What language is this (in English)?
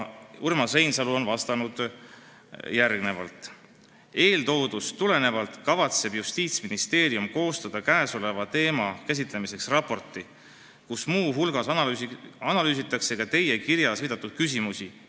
Estonian